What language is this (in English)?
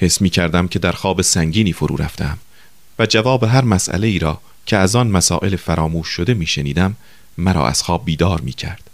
Persian